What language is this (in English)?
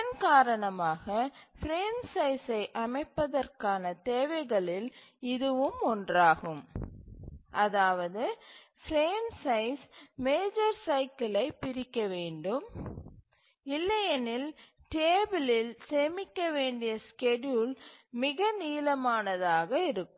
Tamil